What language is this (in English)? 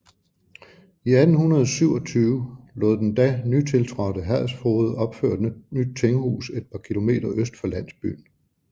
Danish